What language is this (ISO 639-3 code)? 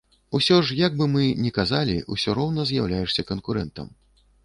bel